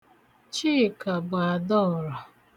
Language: Igbo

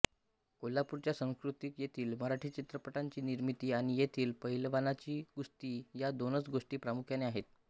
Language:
Marathi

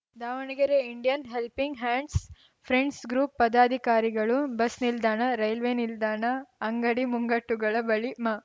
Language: Kannada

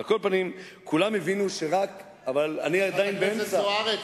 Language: Hebrew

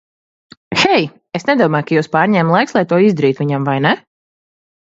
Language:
Latvian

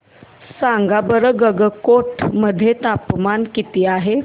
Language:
Marathi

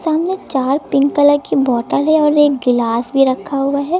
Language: Hindi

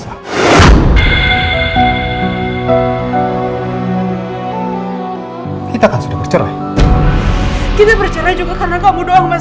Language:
Indonesian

